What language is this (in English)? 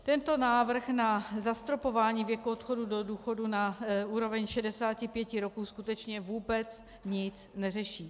Czech